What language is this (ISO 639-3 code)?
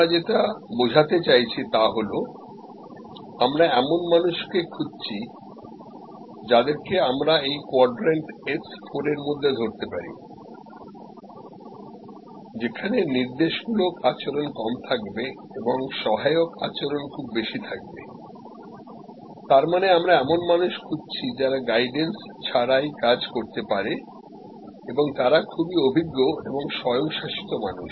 ben